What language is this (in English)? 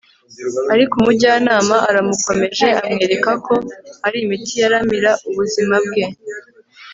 Kinyarwanda